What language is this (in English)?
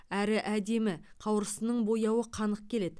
Kazakh